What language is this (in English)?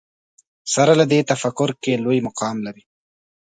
Pashto